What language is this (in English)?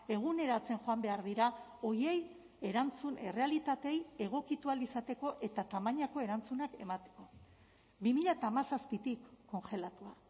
Basque